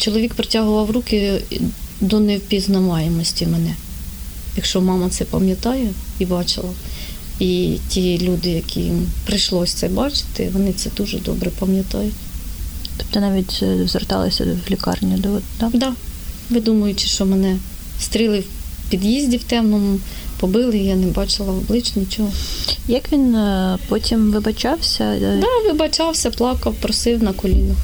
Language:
Ukrainian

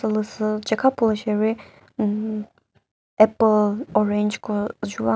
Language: Chokri Naga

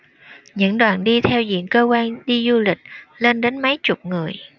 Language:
Vietnamese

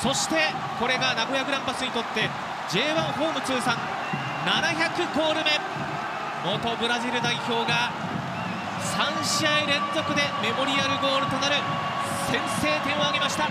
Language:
Japanese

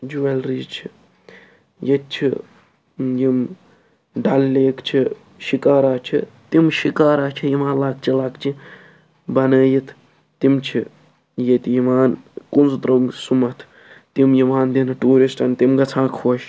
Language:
Kashmiri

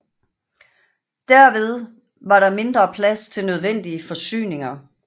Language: Danish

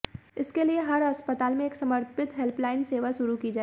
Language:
Hindi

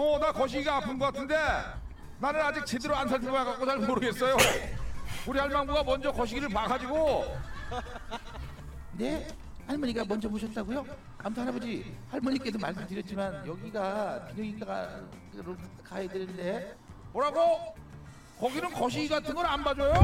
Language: Korean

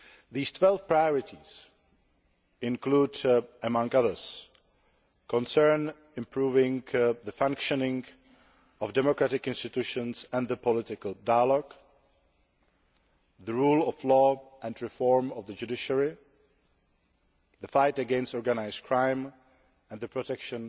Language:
English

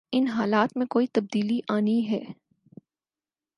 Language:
Urdu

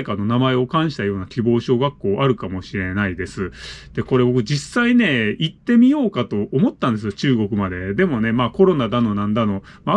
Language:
Japanese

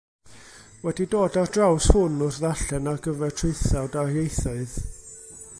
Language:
Welsh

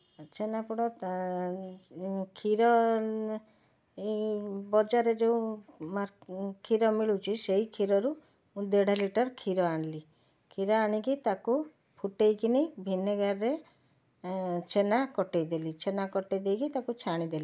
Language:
Odia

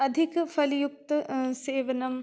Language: Sanskrit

